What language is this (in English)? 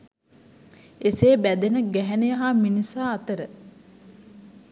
Sinhala